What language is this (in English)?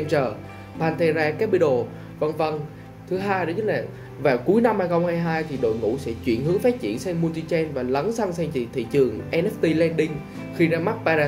Vietnamese